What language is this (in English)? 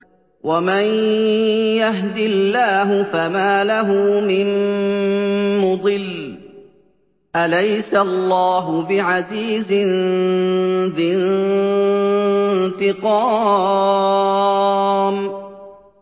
Arabic